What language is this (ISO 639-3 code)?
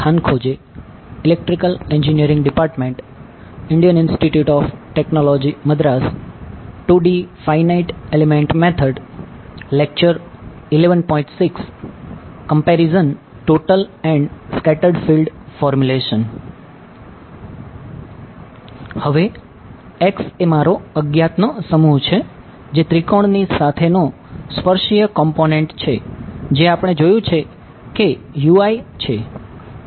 guj